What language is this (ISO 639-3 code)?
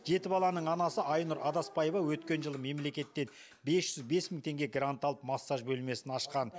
kaz